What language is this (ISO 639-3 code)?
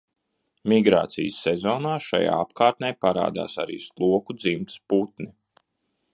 lav